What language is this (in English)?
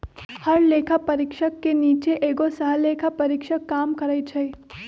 Magahi